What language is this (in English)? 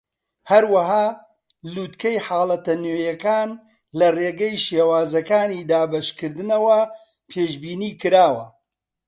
Central Kurdish